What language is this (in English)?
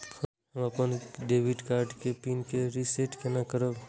Maithili